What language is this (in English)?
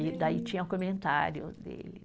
Portuguese